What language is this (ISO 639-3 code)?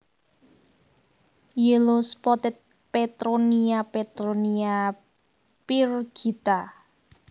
jav